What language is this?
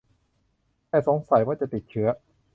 Thai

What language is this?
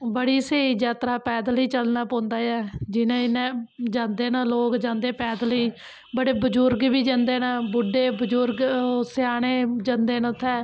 Dogri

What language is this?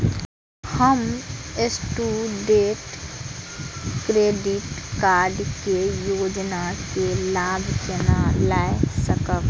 Maithili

